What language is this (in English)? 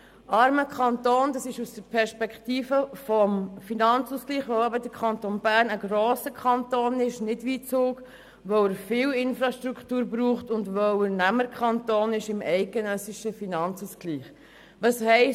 Swiss German